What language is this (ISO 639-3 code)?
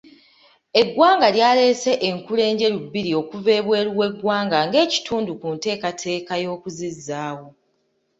lug